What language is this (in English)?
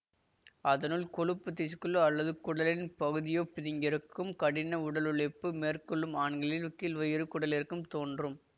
Tamil